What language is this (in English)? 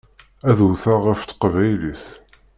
Kabyle